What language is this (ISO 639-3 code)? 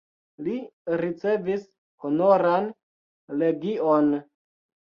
epo